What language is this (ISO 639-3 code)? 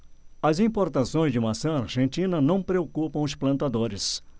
por